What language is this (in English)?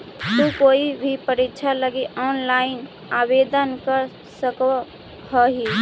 Magahi